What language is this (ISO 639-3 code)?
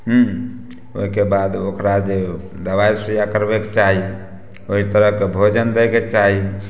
mai